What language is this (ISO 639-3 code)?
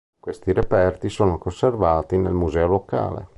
ita